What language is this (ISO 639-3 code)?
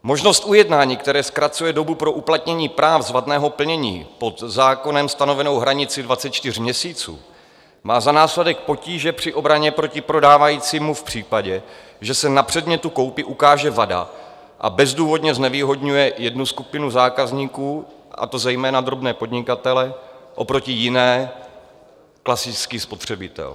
ces